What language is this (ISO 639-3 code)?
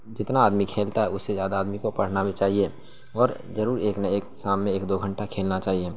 urd